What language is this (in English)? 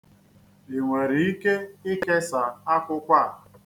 Igbo